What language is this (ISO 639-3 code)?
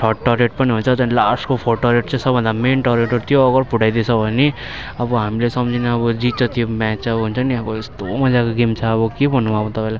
nep